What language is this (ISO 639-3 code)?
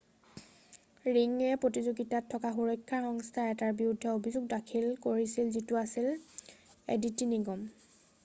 asm